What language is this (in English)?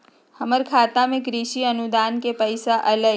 Magahi